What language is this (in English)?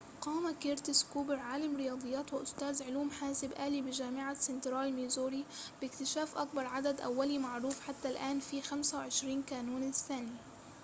Arabic